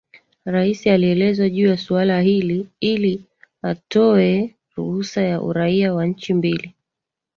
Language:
Swahili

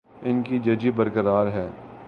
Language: Urdu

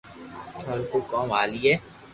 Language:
Loarki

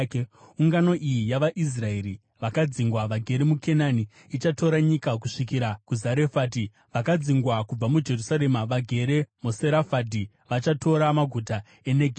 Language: Shona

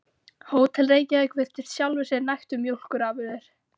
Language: Icelandic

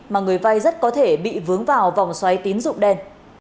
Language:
Vietnamese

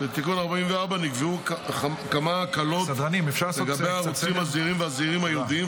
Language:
Hebrew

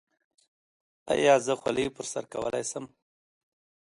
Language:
Pashto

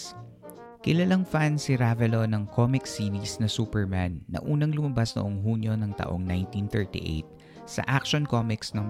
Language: Filipino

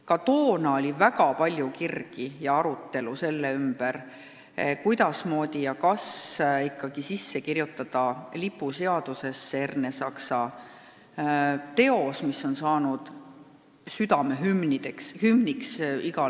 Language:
Estonian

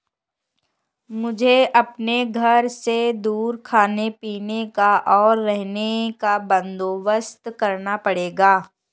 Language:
Hindi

